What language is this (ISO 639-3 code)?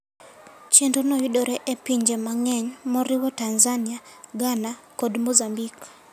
luo